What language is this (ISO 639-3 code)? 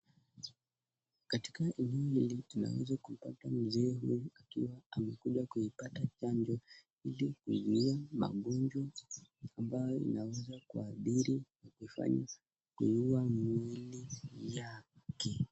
swa